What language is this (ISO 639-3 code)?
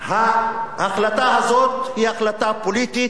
heb